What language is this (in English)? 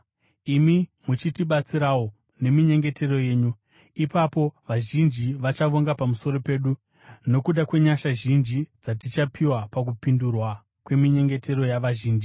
Shona